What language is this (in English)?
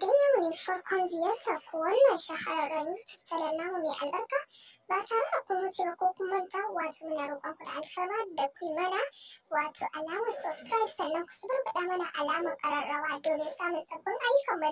Turkish